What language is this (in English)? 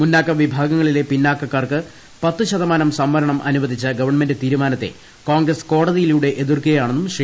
Malayalam